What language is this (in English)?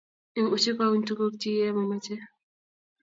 Kalenjin